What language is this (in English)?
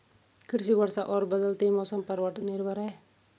Hindi